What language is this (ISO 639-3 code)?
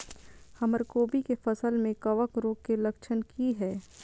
mai